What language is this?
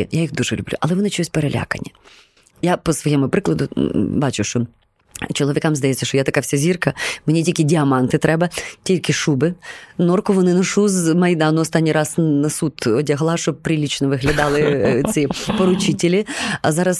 Ukrainian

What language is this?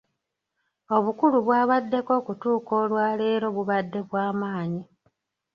Ganda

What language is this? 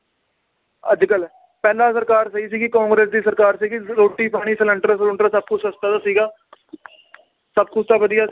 Punjabi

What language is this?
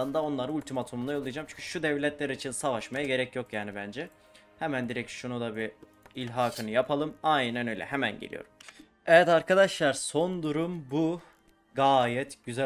Turkish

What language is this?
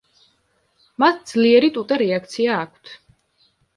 Georgian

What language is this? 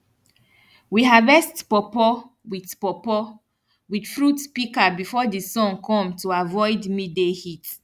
Nigerian Pidgin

